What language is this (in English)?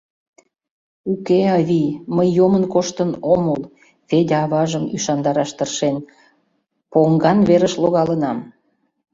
Mari